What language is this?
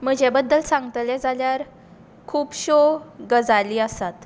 Konkani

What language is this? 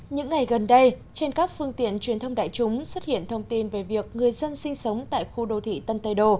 Vietnamese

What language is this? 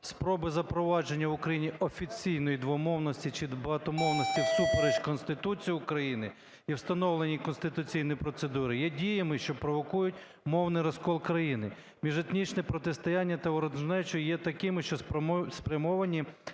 Ukrainian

